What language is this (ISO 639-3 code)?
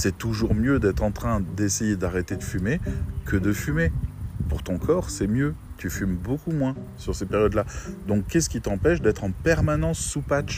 fra